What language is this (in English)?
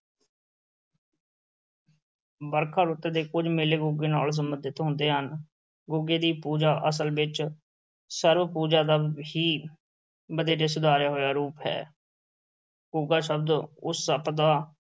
Punjabi